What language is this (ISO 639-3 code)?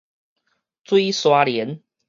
nan